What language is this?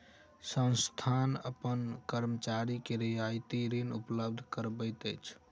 Maithili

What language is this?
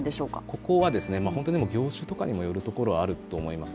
Japanese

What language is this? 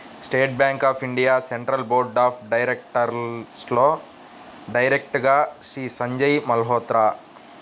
Telugu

